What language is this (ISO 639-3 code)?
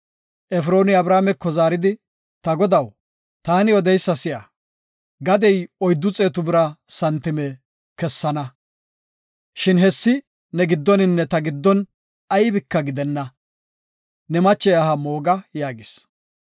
gof